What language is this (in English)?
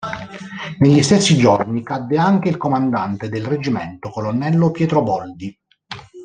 Italian